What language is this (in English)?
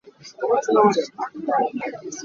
Hakha Chin